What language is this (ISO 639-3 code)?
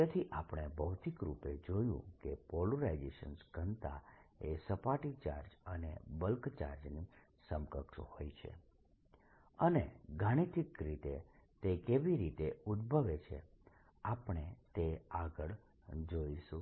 guj